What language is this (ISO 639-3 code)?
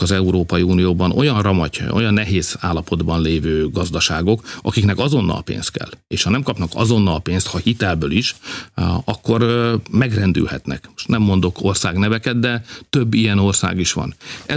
hun